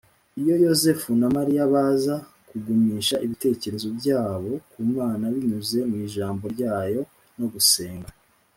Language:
Kinyarwanda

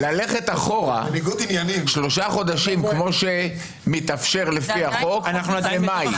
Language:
Hebrew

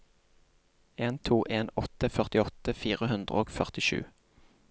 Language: Norwegian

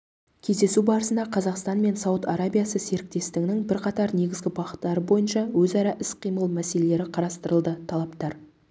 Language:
Kazakh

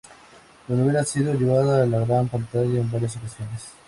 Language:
Spanish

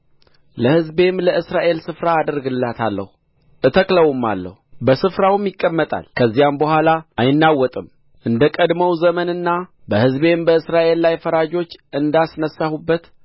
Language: Amharic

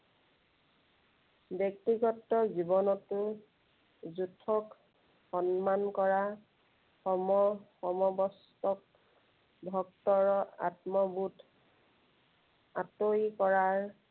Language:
Assamese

